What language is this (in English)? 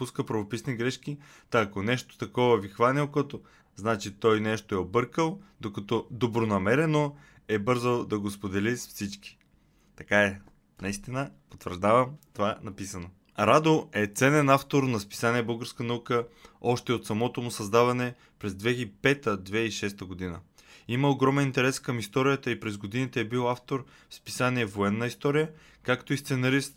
Bulgarian